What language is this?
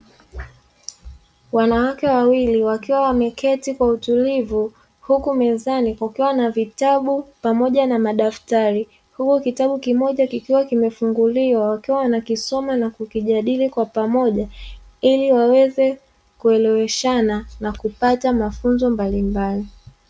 Swahili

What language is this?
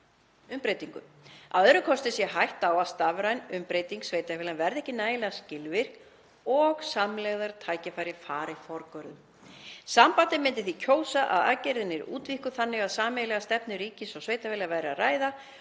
Icelandic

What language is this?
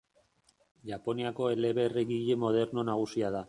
Basque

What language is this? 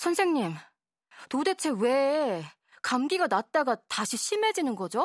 Korean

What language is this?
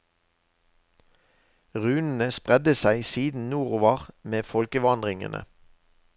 Norwegian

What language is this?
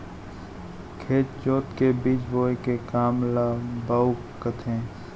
Chhattisgarhi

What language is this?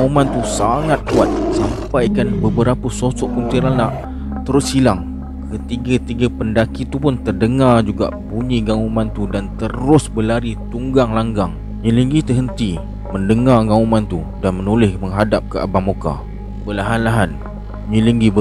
Malay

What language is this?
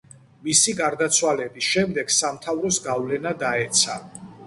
Georgian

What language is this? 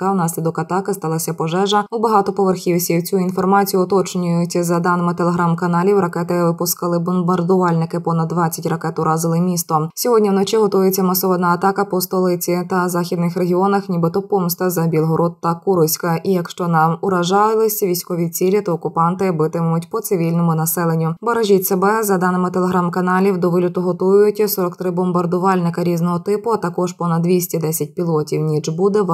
Ukrainian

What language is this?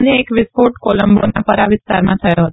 Gujarati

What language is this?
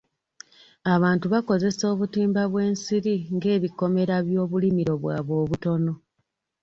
Ganda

